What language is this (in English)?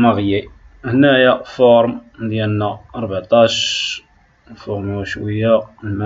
Arabic